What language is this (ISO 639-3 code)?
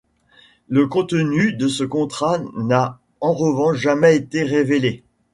fra